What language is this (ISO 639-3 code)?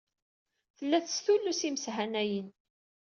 kab